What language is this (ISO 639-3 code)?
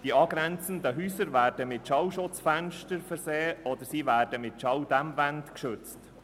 gsw